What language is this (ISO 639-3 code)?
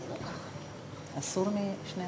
heb